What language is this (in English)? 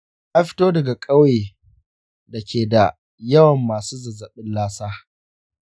Hausa